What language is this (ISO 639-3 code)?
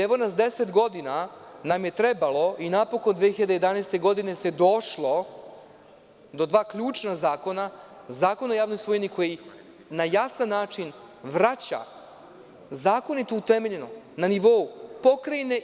srp